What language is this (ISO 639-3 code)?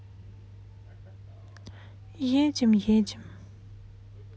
rus